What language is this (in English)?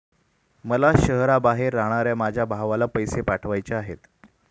Marathi